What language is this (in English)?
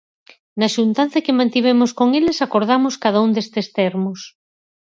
Galician